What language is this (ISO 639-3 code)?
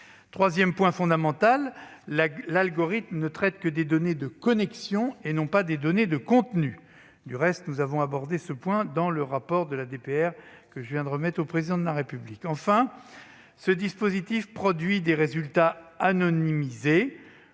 fra